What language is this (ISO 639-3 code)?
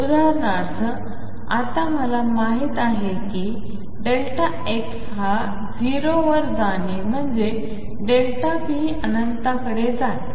mar